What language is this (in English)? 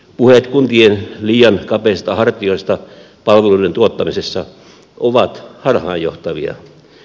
Finnish